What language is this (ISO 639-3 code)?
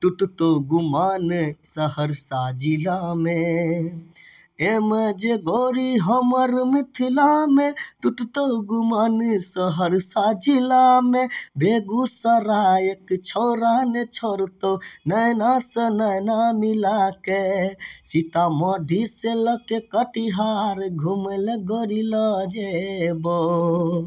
mai